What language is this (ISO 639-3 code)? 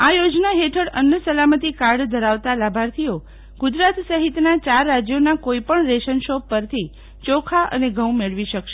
guj